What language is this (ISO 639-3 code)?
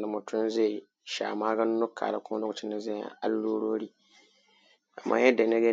hau